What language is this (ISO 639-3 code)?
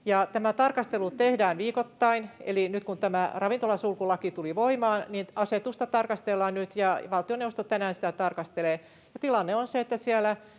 fin